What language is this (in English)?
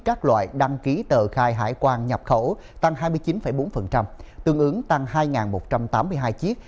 Vietnamese